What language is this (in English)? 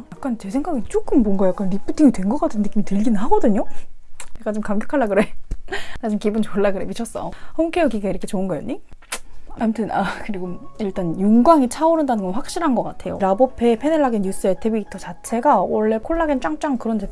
Korean